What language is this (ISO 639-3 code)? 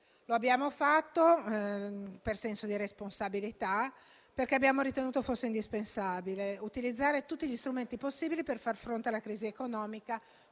ita